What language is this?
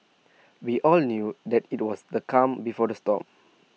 English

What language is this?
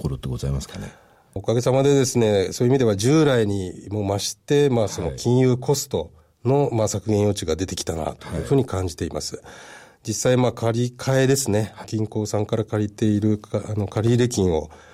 Japanese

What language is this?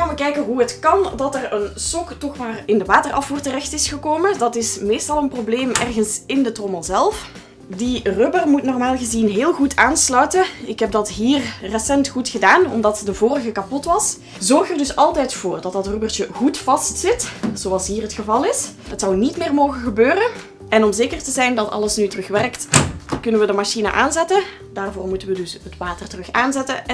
Dutch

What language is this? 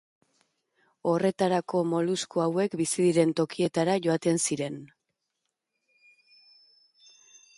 Basque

